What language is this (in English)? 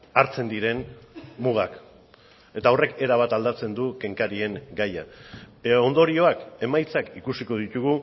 Basque